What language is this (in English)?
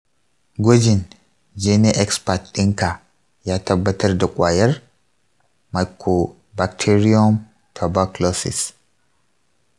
Hausa